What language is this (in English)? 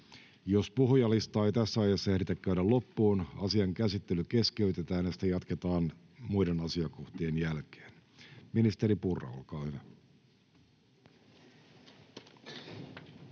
Finnish